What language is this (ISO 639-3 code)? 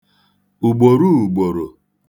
ibo